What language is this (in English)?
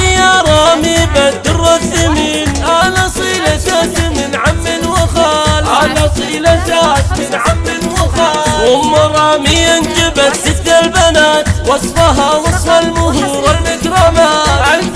Arabic